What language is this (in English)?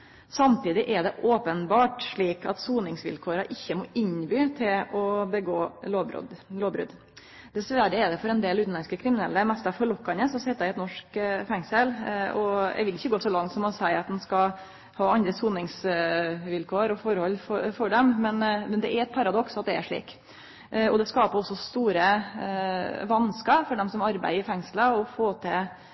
Norwegian Nynorsk